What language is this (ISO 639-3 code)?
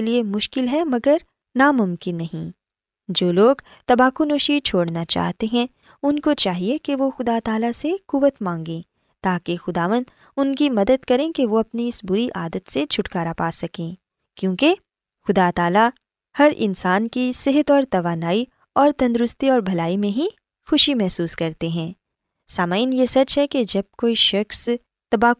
urd